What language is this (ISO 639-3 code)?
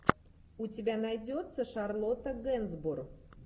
rus